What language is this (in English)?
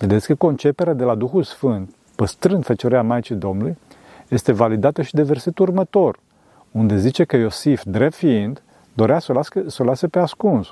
Romanian